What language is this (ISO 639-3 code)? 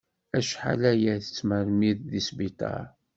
kab